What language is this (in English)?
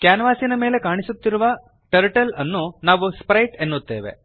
Kannada